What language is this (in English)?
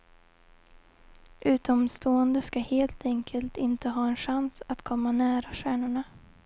Swedish